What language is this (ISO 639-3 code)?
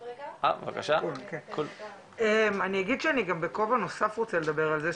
heb